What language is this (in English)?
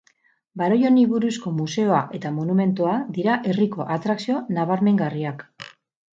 Basque